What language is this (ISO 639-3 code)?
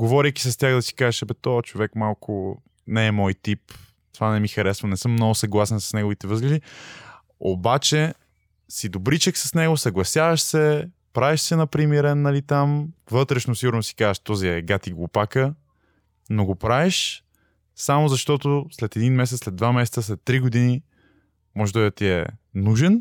bul